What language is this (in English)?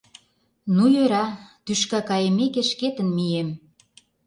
Mari